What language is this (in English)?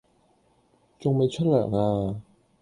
Cantonese